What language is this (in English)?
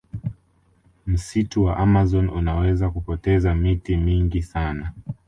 Swahili